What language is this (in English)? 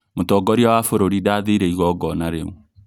Kikuyu